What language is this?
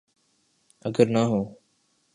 Urdu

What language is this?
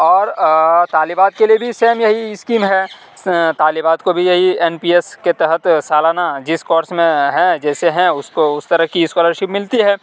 Urdu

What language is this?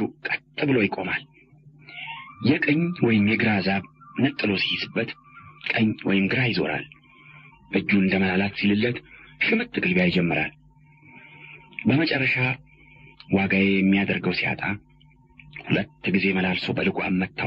Arabic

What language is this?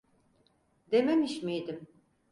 Turkish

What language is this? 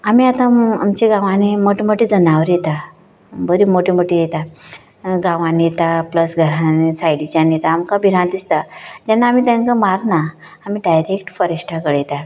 Konkani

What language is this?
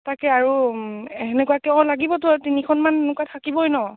Assamese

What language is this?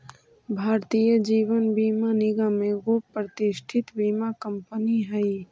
Magahi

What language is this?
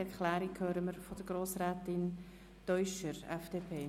Swiss German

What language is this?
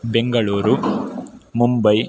Sanskrit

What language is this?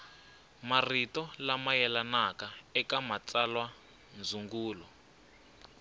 Tsonga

